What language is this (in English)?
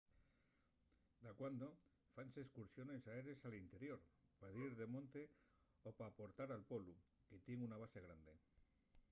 Asturian